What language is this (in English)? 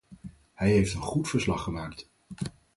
Dutch